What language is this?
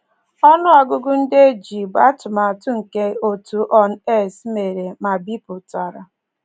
Igbo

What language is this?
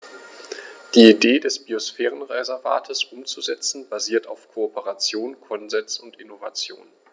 German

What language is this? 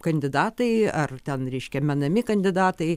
Lithuanian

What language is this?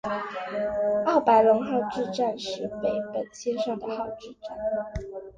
Chinese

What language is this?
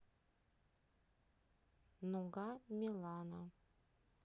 Russian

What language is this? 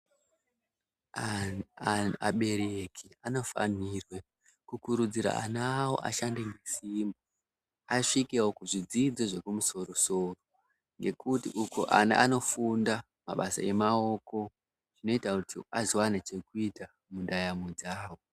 Ndau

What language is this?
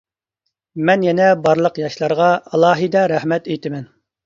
Uyghur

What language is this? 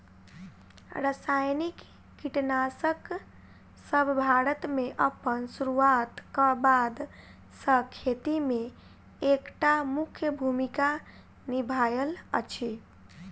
Maithili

